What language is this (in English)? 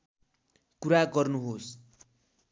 Nepali